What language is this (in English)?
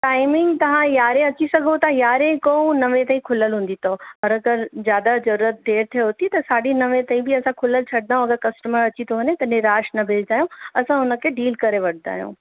Sindhi